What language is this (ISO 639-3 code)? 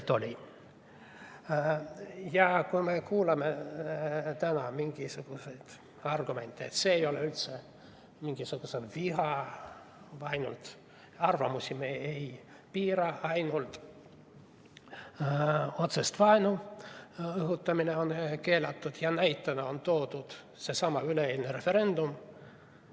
est